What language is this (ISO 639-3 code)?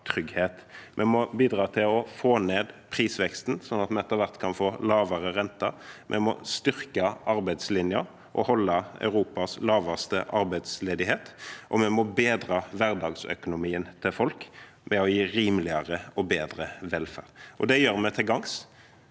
nor